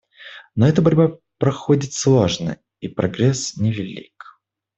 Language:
Russian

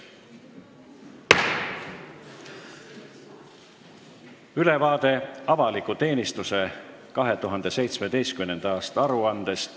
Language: Estonian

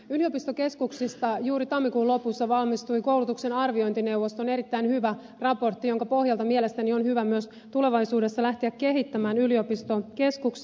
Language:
Finnish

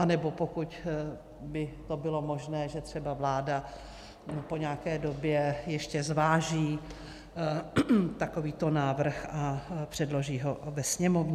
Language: Czech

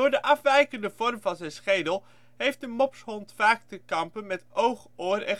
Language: Dutch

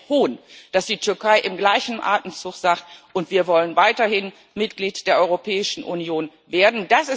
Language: German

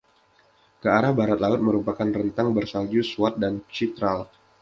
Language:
Indonesian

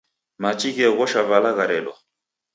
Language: Taita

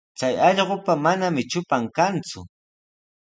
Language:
Sihuas Ancash Quechua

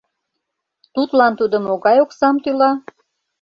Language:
Mari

